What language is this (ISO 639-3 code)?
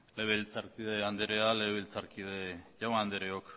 eus